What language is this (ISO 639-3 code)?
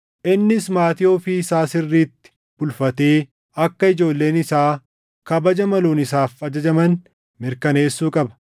orm